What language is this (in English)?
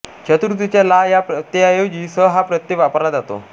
Marathi